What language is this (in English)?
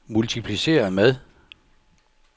Danish